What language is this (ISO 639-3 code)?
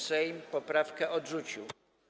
pol